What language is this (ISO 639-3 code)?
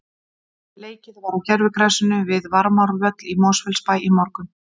isl